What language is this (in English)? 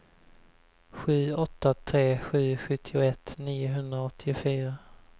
Swedish